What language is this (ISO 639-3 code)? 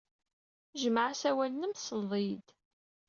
kab